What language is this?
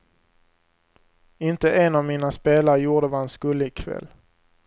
Swedish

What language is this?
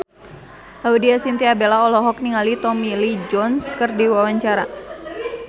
Sundanese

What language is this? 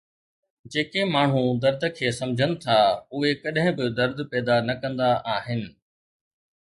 Sindhi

